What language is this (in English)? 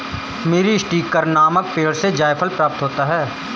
Hindi